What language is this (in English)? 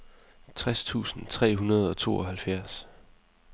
Danish